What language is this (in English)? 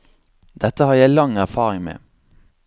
Norwegian